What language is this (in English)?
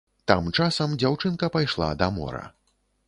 Belarusian